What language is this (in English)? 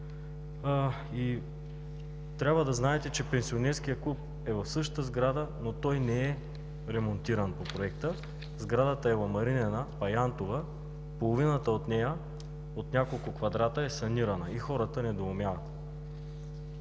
Bulgarian